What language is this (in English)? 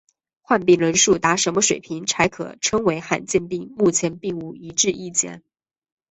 Chinese